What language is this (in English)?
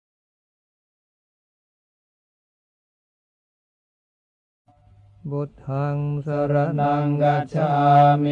Thai